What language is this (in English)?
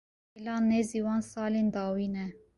Kurdish